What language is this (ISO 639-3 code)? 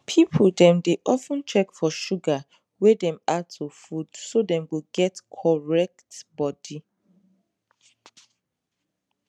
pcm